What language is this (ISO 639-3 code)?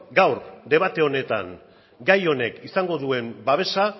eus